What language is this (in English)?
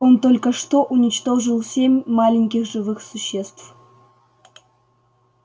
Russian